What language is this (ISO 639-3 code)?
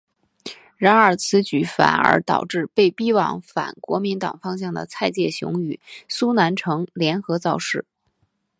zho